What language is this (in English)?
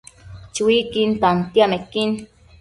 Matsés